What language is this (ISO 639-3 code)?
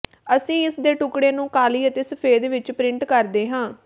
pan